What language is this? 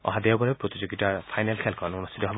Assamese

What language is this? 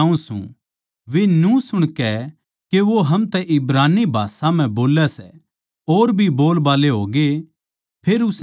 Haryanvi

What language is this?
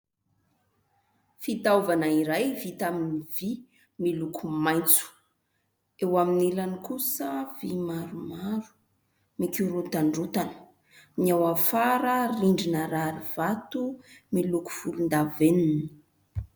Malagasy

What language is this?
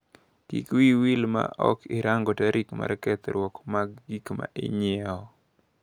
Luo (Kenya and Tanzania)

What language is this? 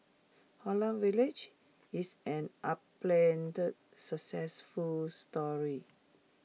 English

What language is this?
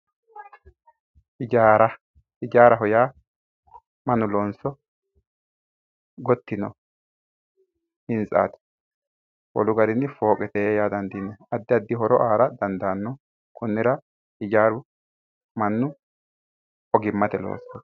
Sidamo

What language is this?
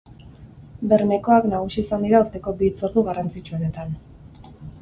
Basque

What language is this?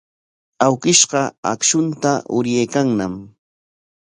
Corongo Ancash Quechua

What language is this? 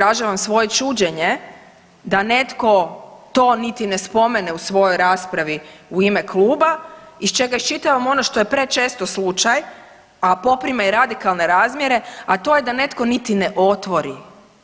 Croatian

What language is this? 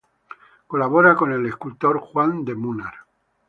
Spanish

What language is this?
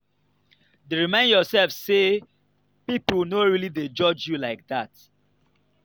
Nigerian Pidgin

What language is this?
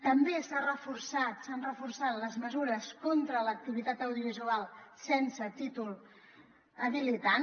Catalan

